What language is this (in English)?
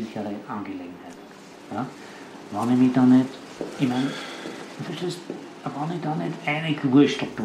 German